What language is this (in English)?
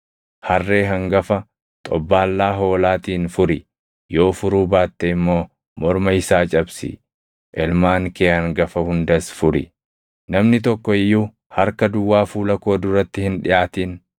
Oromo